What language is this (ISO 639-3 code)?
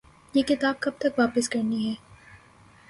urd